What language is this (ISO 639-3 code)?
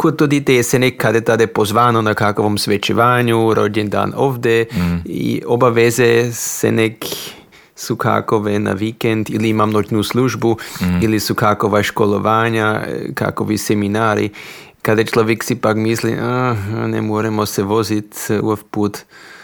hrv